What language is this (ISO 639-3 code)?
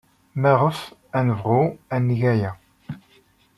kab